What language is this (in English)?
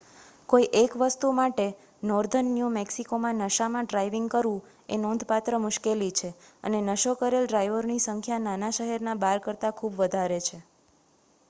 Gujarati